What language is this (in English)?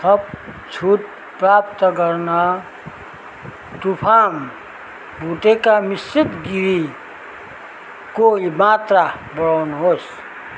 Nepali